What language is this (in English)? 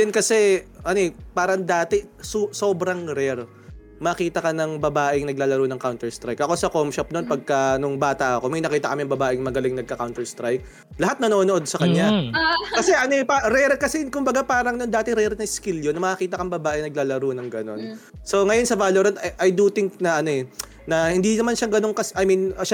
Filipino